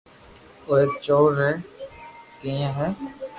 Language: Loarki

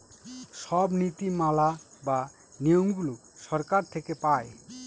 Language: Bangla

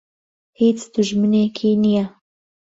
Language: Central Kurdish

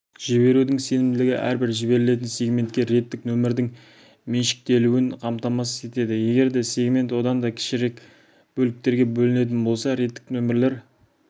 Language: Kazakh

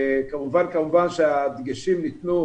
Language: Hebrew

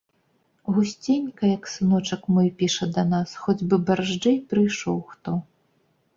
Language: Belarusian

